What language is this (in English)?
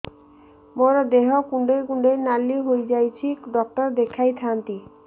Odia